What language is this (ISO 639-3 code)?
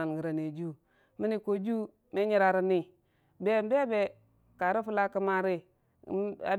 cfa